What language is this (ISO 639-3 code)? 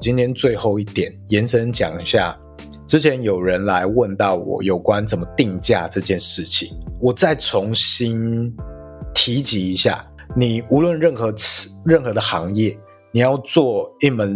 zho